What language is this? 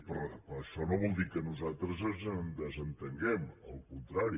Catalan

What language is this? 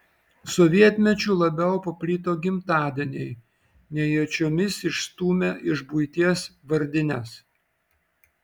Lithuanian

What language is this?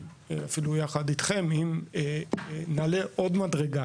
Hebrew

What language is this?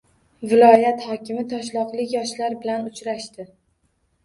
Uzbek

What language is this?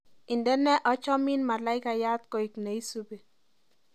Kalenjin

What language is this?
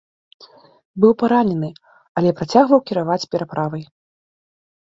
Belarusian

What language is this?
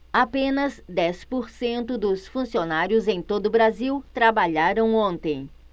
Portuguese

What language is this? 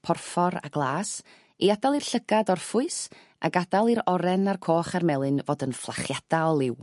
Welsh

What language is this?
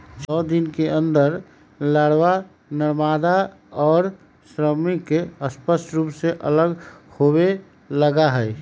Magahi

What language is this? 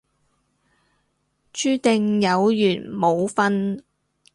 Cantonese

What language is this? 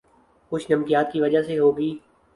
Urdu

